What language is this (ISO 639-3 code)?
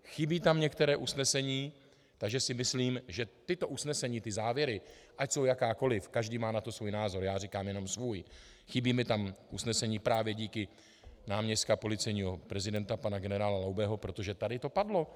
ces